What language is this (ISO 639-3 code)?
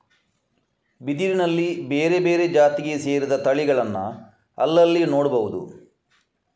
kan